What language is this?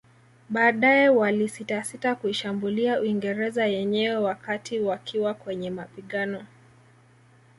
Swahili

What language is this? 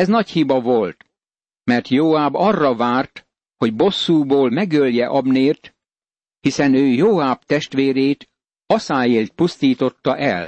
Hungarian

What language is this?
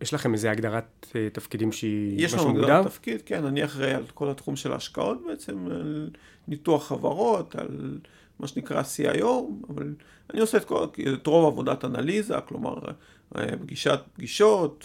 Hebrew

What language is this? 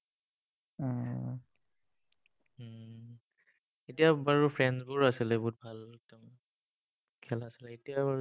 Assamese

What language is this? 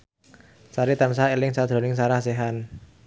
Javanese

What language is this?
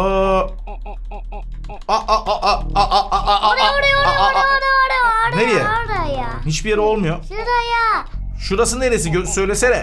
Turkish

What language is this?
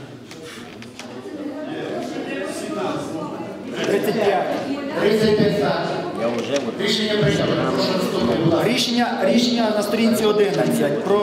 Ukrainian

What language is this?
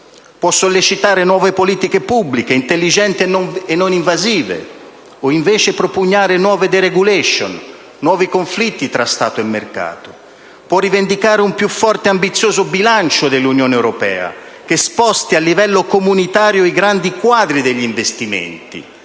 Italian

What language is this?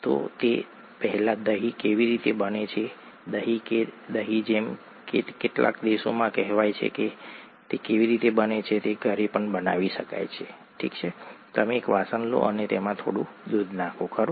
Gujarati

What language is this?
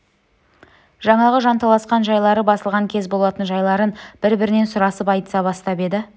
Kazakh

